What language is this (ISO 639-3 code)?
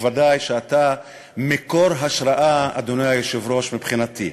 heb